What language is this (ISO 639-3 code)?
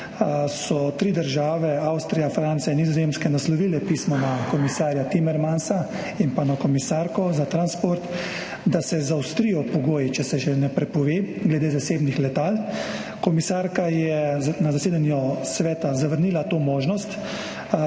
slv